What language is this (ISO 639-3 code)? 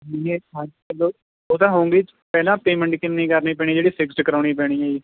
pan